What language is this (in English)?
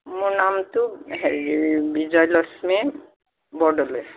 Assamese